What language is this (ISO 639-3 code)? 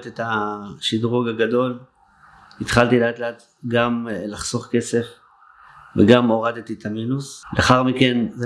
heb